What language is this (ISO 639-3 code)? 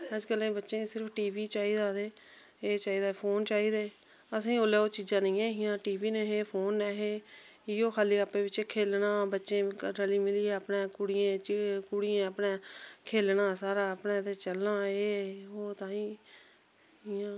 doi